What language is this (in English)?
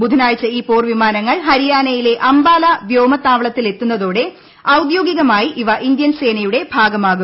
Malayalam